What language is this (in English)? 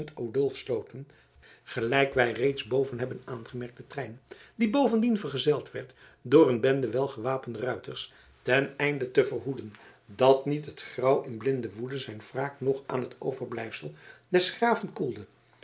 Dutch